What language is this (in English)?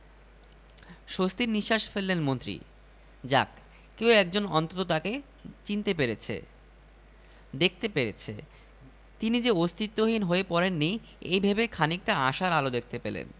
Bangla